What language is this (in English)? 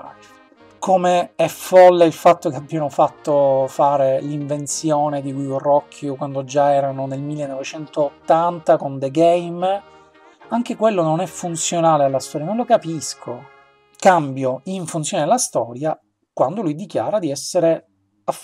Italian